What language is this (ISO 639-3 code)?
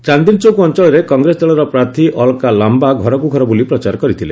ori